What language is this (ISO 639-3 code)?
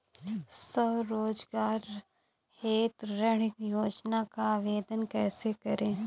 hin